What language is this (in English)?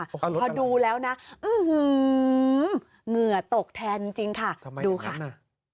Thai